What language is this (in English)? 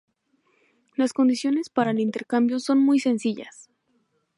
Spanish